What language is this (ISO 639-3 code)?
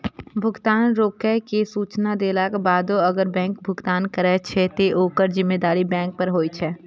mai